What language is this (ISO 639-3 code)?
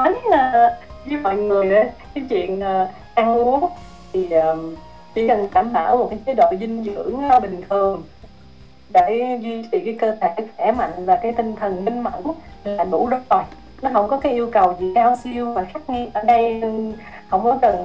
vie